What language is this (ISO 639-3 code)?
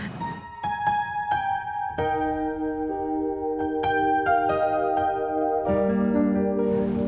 ind